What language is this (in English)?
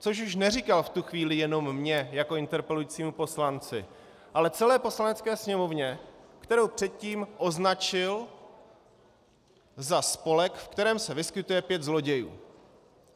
Czech